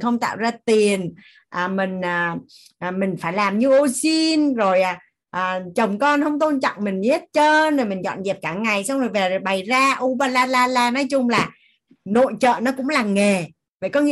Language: Vietnamese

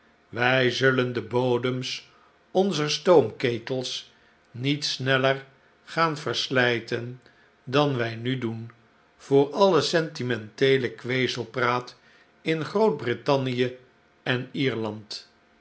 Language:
Dutch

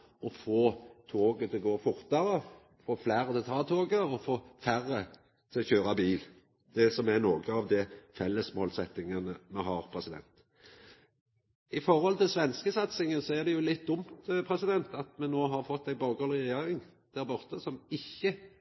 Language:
Norwegian Nynorsk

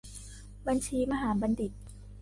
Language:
Thai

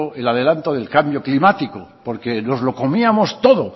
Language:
Spanish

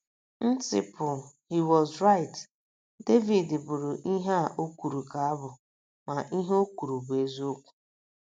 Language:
Igbo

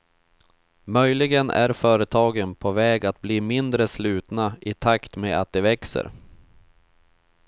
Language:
Swedish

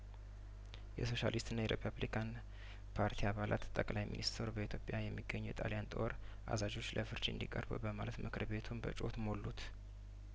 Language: Amharic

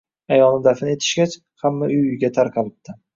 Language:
Uzbek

